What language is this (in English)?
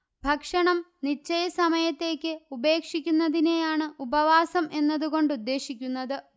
Malayalam